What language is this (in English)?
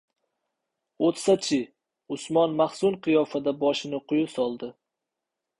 Uzbek